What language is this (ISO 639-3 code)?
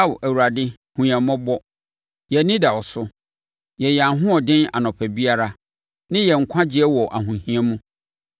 aka